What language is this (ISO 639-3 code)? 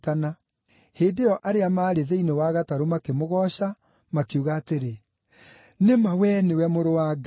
kik